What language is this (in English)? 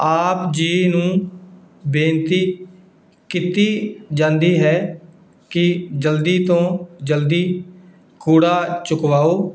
Punjabi